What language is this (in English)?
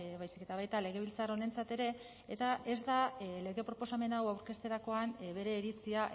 Basque